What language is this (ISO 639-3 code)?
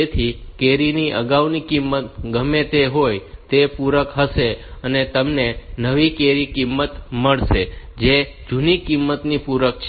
guj